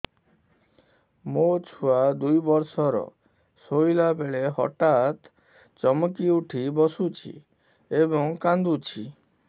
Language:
Odia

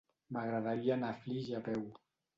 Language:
Catalan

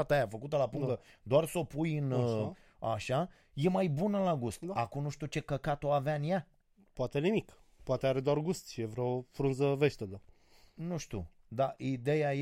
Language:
Romanian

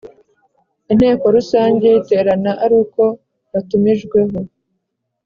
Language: Kinyarwanda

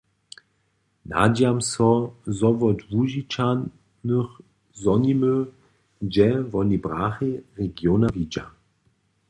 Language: Upper Sorbian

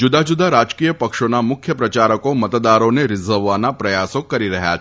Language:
Gujarati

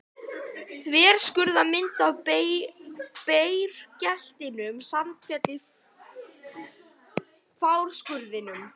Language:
Icelandic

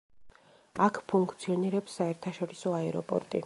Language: Georgian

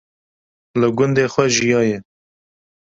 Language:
Kurdish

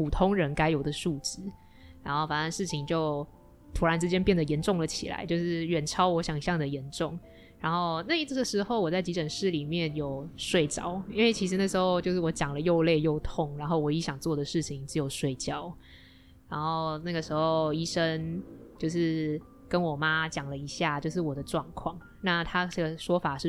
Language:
Chinese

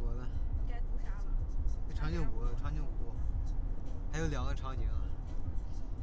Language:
Chinese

